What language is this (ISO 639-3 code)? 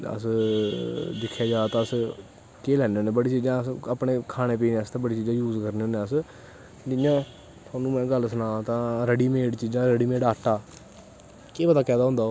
doi